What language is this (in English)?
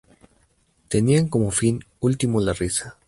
Spanish